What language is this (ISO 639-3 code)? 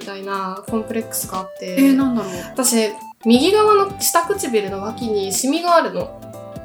jpn